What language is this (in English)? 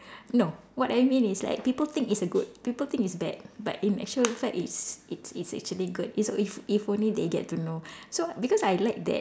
English